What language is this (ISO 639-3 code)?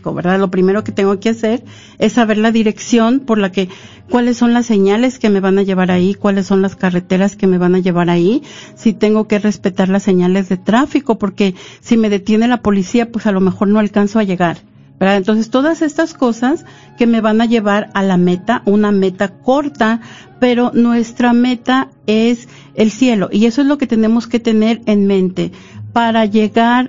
spa